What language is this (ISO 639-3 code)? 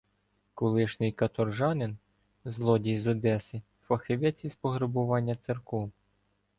ukr